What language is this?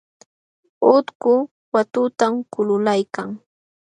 Jauja Wanca Quechua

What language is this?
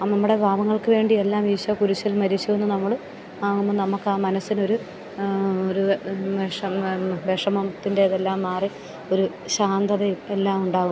Malayalam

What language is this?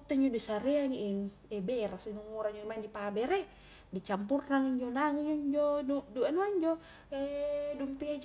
Highland Konjo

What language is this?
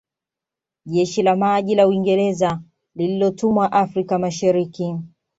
Swahili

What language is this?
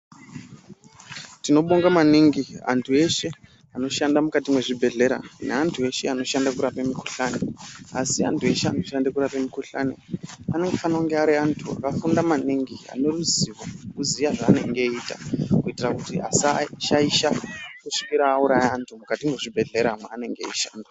Ndau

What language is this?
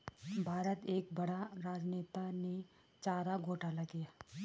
Hindi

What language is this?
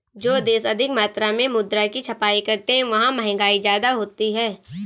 Hindi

